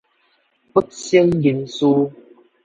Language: Min Nan Chinese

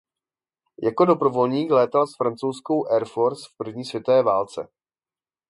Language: Czech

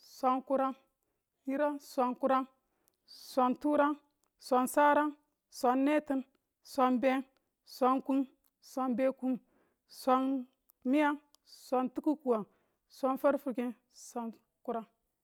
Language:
Tula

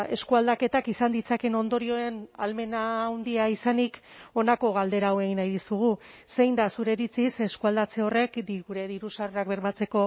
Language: Basque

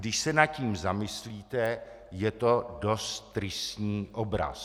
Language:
Czech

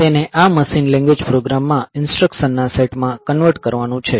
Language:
Gujarati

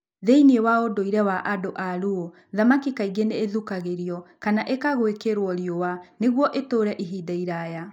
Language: Kikuyu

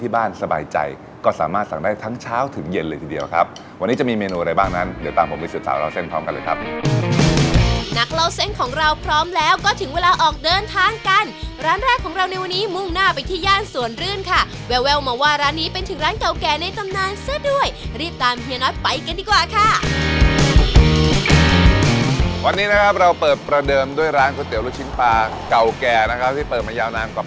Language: Thai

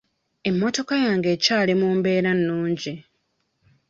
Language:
Ganda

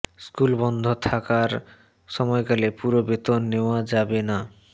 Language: Bangla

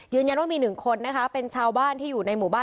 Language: Thai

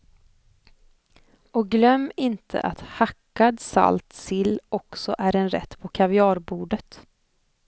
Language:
Swedish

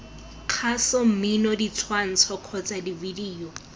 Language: Tswana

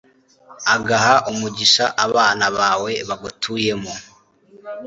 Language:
Kinyarwanda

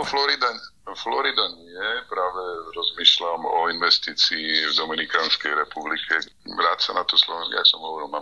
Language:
Slovak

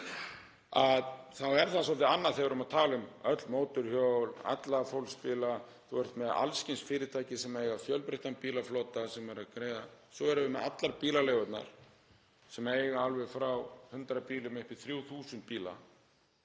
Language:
Icelandic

